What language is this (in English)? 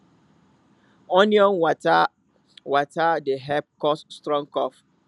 Nigerian Pidgin